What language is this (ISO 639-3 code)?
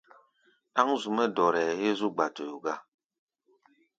gba